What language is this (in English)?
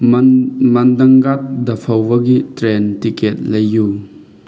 Manipuri